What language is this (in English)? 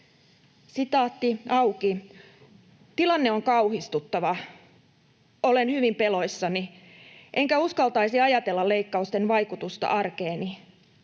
Finnish